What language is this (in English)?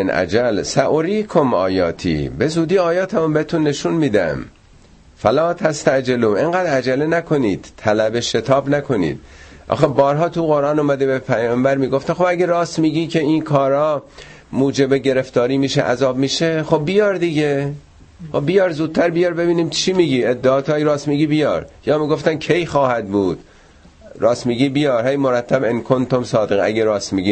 Persian